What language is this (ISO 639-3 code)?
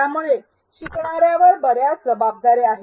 mar